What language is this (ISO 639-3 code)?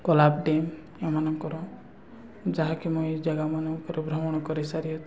ori